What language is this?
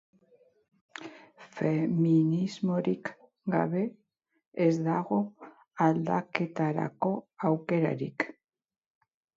Basque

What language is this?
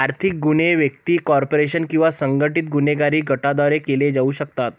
Marathi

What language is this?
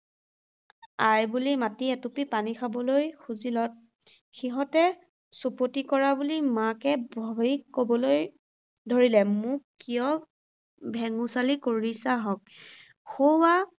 Assamese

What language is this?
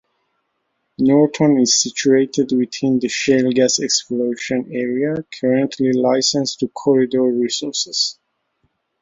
English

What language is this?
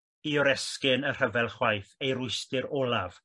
Welsh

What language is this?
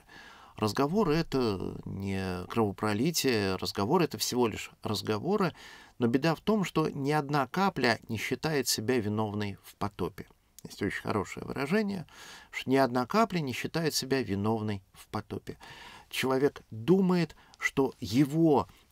Russian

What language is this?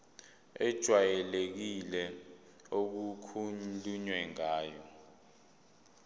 Zulu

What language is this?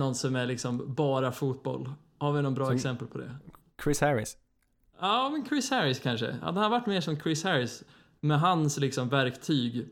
Swedish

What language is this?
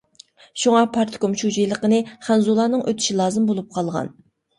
Uyghur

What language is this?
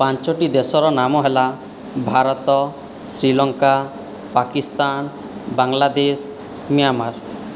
Odia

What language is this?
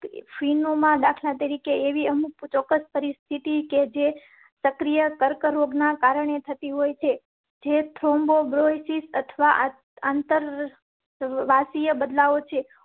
Gujarati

